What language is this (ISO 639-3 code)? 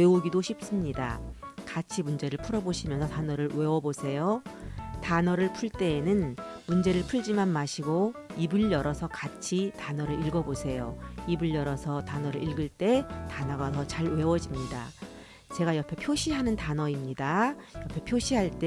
kor